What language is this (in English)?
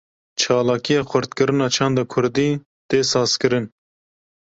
Kurdish